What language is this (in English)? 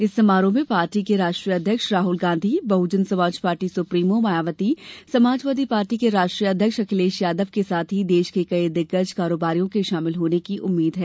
Hindi